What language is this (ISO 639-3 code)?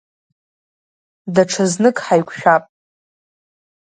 abk